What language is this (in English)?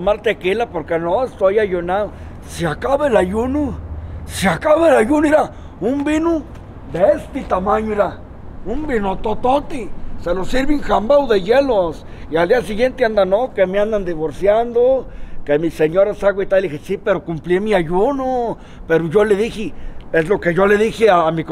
Spanish